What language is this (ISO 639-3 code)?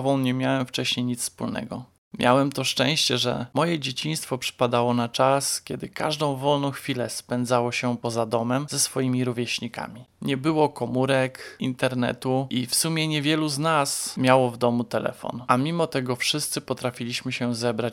pol